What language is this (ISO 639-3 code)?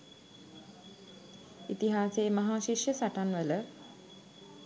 sin